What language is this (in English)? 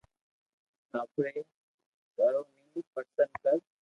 Loarki